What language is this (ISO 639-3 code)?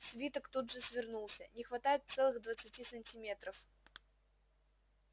rus